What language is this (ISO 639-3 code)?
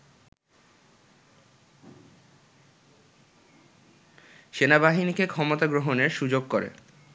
ben